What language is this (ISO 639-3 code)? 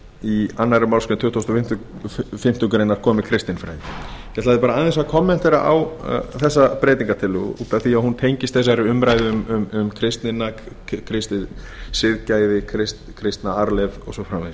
isl